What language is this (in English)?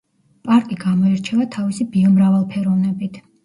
Georgian